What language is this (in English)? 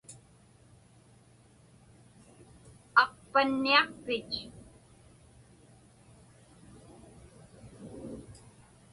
Inupiaq